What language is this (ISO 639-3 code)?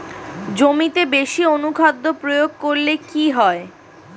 ben